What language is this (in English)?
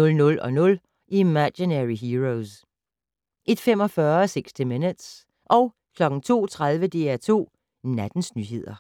Danish